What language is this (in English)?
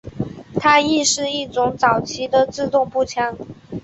Chinese